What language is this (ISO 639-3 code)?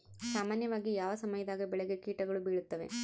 kan